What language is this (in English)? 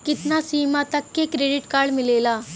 Bhojpuri